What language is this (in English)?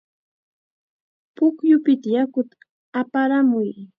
Chiquián Ancash Quechua